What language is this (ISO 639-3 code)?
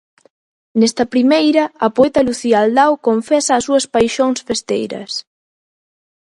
glg